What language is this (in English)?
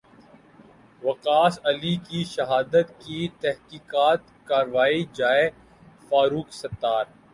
Urdu